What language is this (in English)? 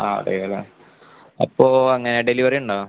Malayalam